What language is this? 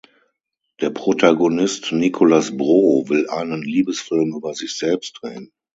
German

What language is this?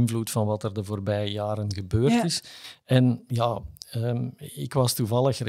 Dutch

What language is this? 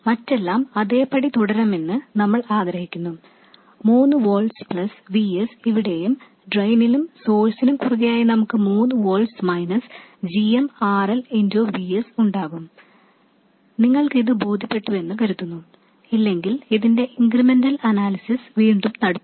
Malayalam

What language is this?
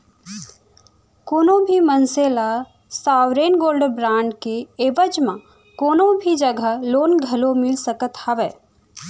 Chhattisgarhi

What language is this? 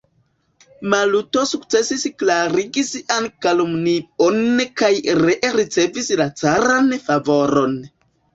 Esperanto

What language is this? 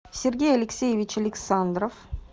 Russian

